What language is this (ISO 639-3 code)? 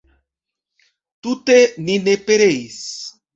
epo